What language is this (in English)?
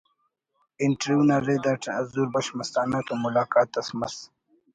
Brahui